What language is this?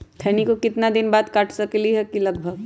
Magahi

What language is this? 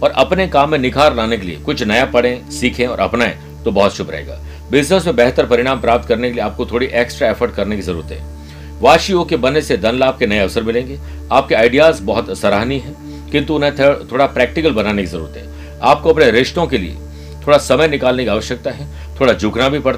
Hindi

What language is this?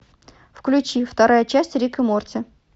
Russian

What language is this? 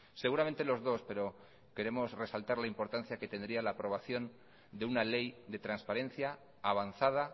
Spanish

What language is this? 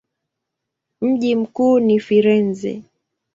Swahili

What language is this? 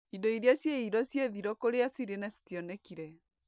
Kikuyu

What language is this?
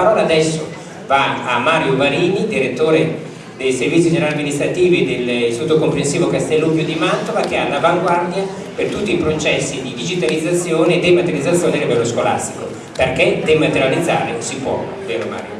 Italian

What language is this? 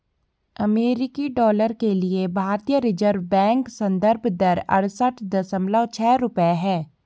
Hindi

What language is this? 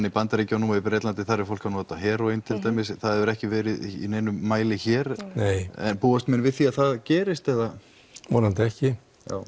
Icelandic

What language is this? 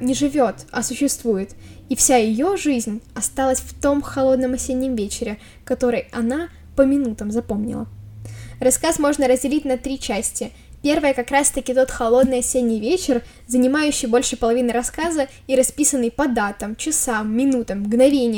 Russian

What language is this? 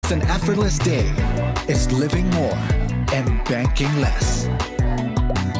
Hebrew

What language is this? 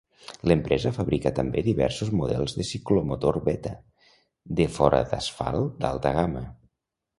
Catalan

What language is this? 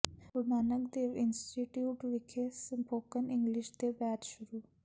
Punjabi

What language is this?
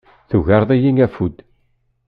Kabyle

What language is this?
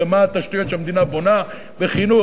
Hebrew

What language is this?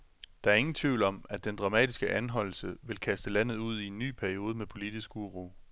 Danish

